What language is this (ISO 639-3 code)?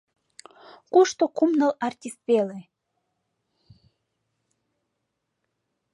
chm